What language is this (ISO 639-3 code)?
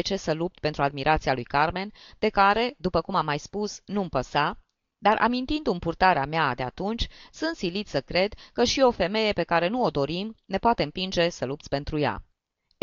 ron